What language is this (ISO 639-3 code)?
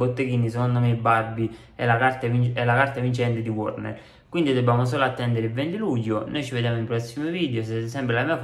ita